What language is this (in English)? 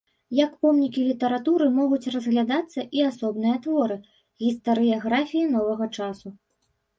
Belarusian